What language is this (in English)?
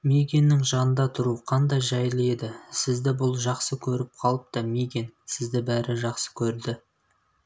Kazakh